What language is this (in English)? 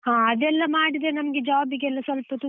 Kannada